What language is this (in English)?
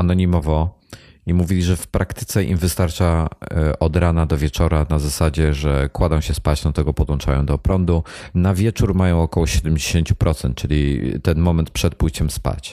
Polish